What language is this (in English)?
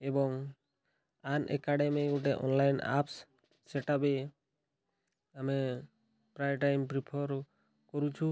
Odia